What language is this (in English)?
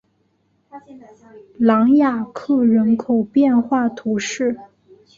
Chinese